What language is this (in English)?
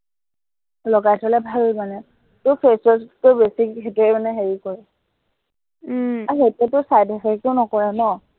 Assamese